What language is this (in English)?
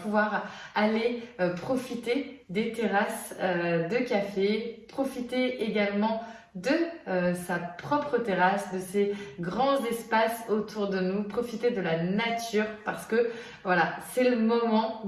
French